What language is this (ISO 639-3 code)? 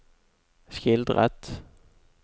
nor